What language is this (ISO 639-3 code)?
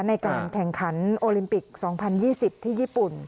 tha